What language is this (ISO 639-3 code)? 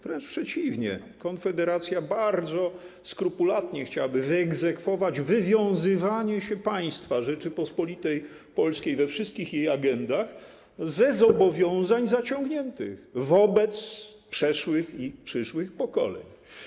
pol